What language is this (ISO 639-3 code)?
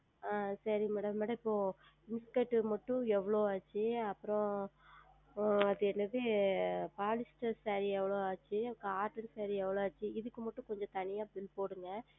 tam